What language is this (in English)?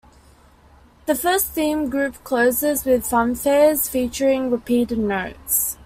English